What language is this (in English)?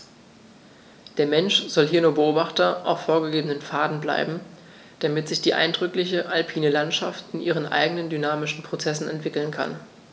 German